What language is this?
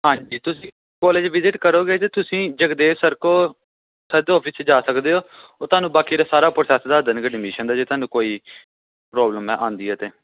Punjabi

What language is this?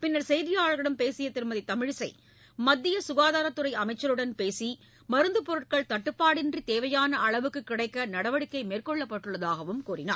Tamil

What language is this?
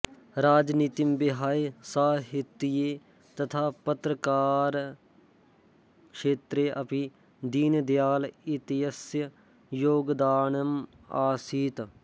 Sanskrit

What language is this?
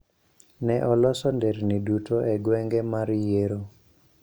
Luo (Kenya and Tanzania)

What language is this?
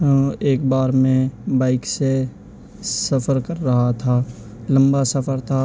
Urdu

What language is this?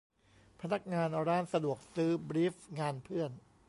Thai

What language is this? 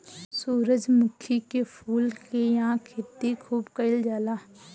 Bhojpuri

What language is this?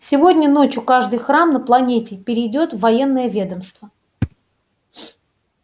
Russian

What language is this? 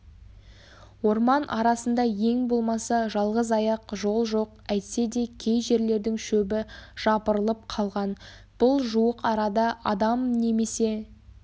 Kazakh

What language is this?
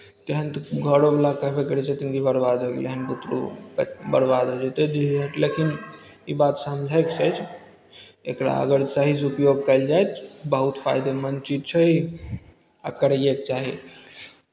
Maithili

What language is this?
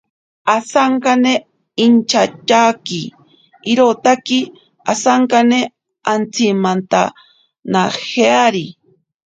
Ashéninka Perené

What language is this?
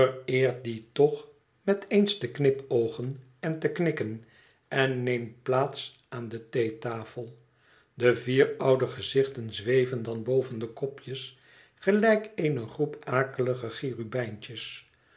Dutch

